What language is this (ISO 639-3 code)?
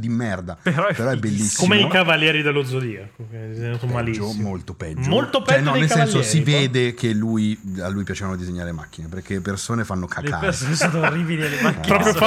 ita